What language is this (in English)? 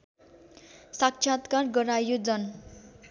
Nepali